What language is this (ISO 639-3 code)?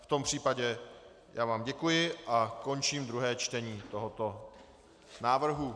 ces